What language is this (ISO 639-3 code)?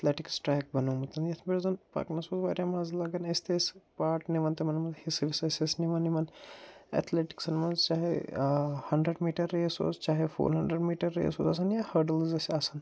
kas